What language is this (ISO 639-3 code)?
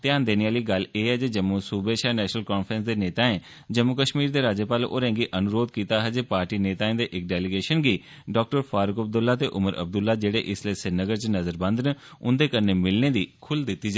doi